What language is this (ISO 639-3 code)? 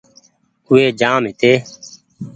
gig